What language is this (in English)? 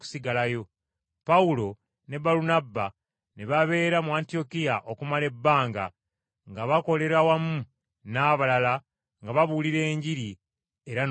Ganda